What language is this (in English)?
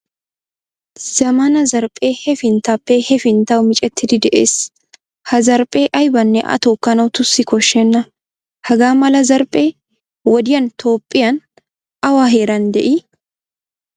Wolaytta